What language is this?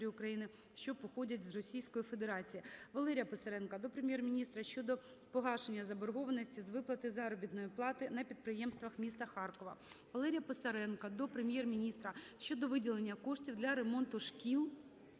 Ukrainian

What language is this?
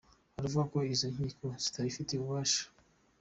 Kinyarwanda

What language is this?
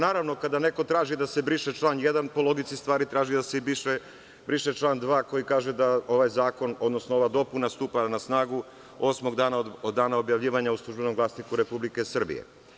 Serbian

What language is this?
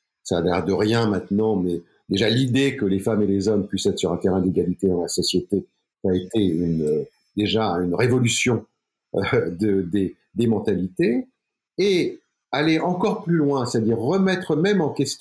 French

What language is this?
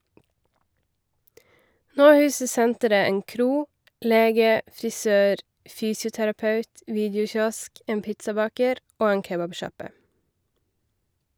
Norwegian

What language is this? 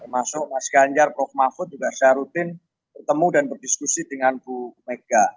Indonesian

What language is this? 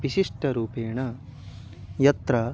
Sanskrit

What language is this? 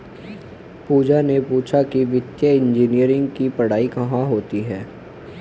Hindi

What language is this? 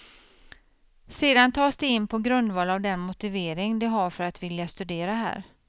Swedish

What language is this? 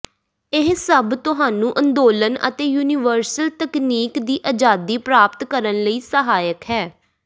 Punjabi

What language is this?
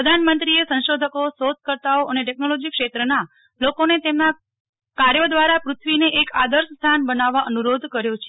Gujarati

